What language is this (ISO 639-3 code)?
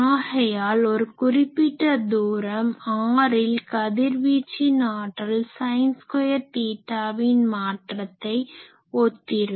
tam